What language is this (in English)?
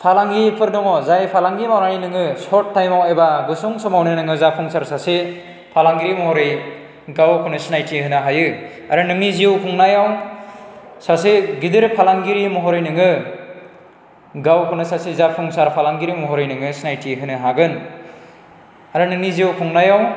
Bodo